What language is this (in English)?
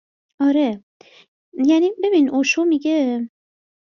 Persian